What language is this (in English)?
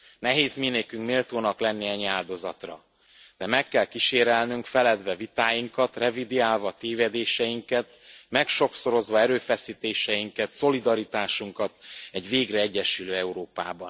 Hungarian